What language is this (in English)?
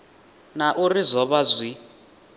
Venda